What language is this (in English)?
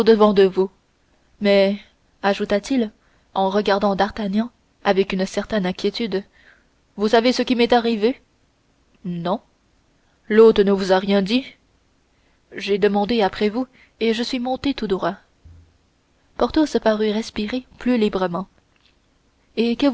French